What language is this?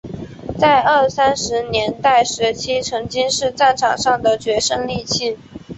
Chinese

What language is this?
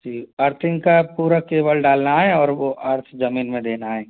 Hindi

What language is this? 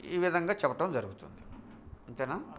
Telugu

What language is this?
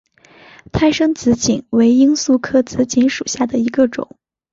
Chinese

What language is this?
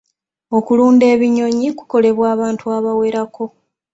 Ganda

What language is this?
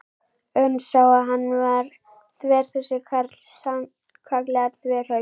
Icelandic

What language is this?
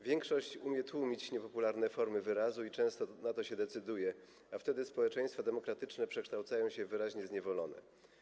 Polish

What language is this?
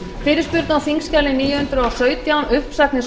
Icelandic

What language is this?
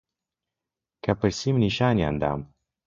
Central Kurdish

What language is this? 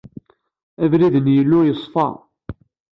Kabyle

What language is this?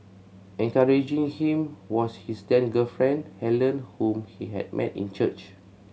English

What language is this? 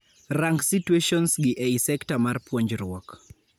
Luo (Kenya and Tanzania)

